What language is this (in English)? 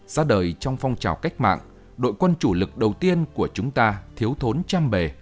Vietnamese